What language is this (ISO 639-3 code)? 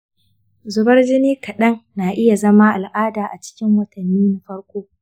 hau